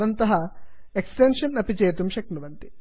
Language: Sanskrit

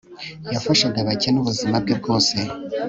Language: Kinyarwanda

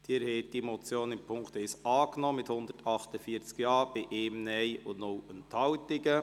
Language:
Swiss German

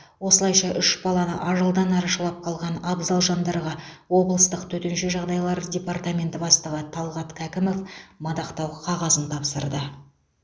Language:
Kazakh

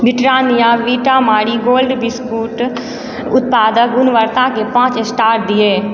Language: Maithili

